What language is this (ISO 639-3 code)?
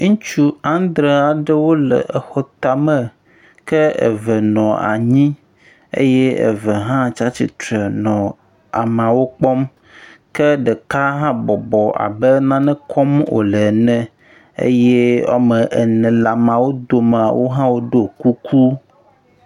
ewe